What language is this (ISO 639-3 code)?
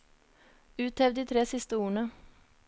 nor